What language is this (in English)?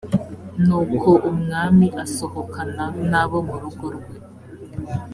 Kinyarwanda